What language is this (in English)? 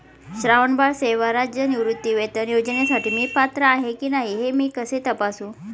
Marathi